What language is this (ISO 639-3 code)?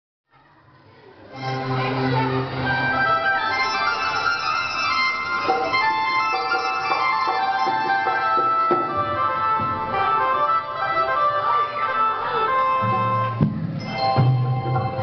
ukr